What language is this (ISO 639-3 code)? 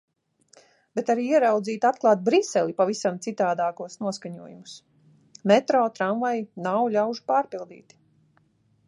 lav